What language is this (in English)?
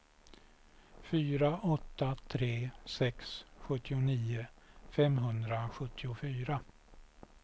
Swedish